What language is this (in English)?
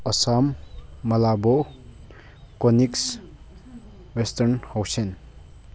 Manipuri